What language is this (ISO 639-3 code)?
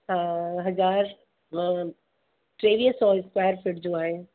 snd